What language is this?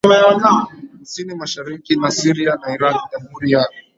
Swahili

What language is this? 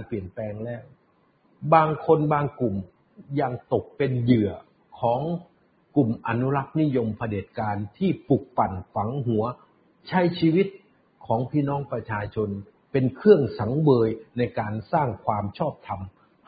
Thai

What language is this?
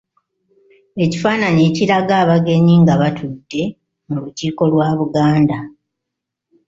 Ganda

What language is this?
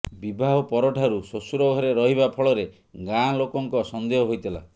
Odia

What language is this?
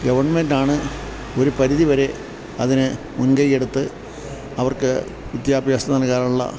Malayalam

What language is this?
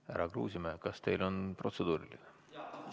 Estonian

